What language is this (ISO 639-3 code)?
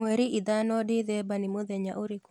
kik